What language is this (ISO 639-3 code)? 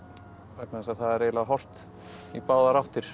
isl